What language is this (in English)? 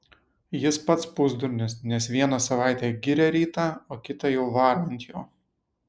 Lithuanian